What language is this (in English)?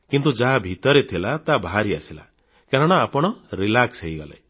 Odia